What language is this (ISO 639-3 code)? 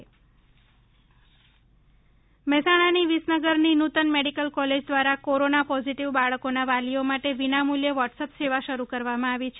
guj